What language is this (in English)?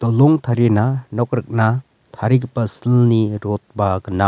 Garo